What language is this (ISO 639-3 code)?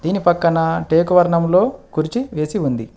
tel